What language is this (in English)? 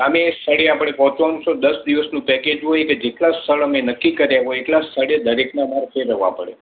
Gujarati